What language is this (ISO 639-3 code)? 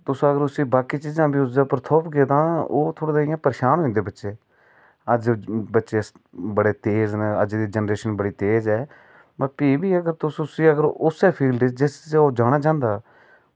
doi